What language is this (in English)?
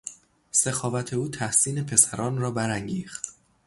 Persian